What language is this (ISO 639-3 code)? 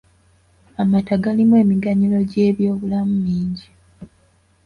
lug